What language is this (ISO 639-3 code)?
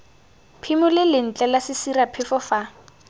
tsn